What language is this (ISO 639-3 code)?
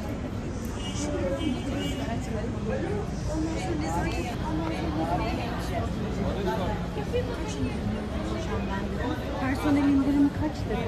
tur